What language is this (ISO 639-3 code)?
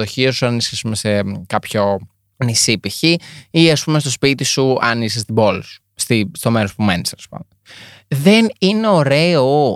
ell